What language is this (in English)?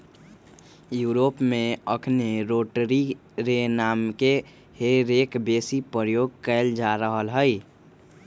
Magahi